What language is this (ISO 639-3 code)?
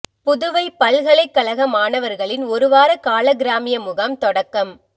tam